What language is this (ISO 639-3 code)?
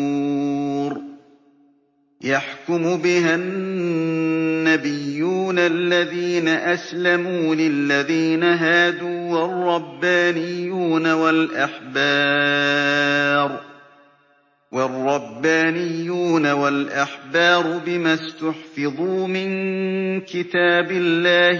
ara